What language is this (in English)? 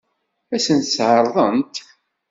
Kabyle